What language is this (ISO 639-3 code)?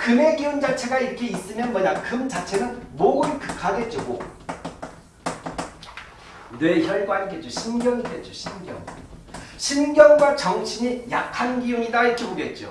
kor